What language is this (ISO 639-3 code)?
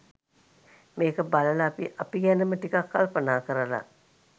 sin